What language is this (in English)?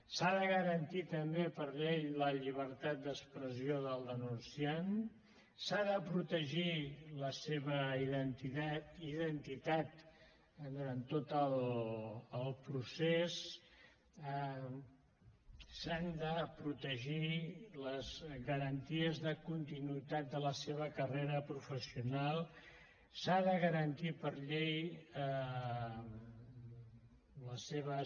Catalan